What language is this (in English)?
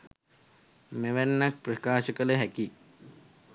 Sinhala